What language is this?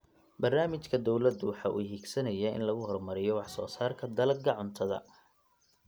Somali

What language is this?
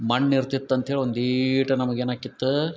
Kannada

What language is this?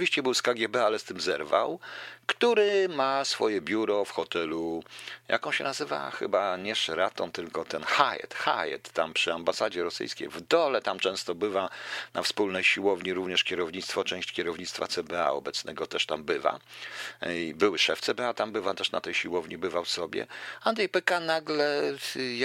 Polish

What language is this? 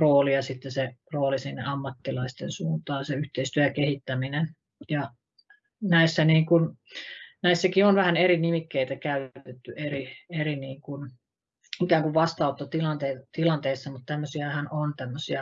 Finnish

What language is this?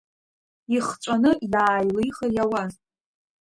Abkhazian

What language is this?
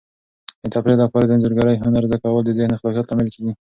Pashto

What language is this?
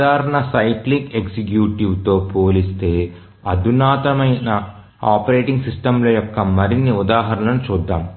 Telugu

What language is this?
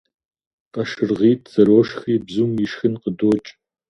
Kabardian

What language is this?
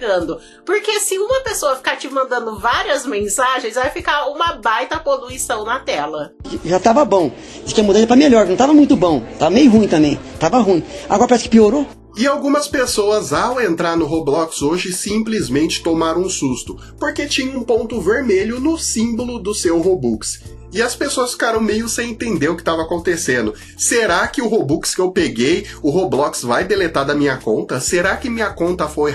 Portuguese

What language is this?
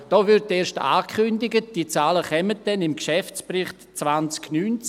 Swiss German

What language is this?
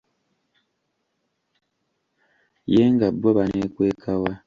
Ganda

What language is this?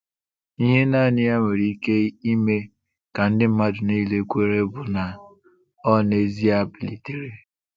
Igbo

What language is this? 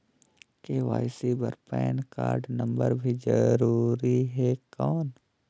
Chhattisgarhi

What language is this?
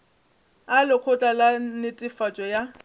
Northern Sotho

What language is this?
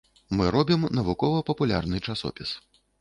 Belarusian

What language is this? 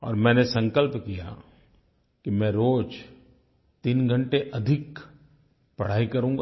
Hindi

